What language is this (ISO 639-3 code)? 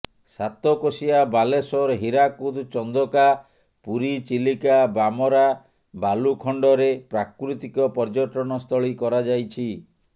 ori